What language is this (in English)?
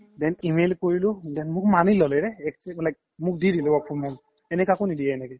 Assamese